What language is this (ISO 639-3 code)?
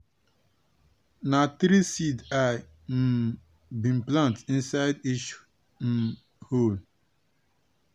pcm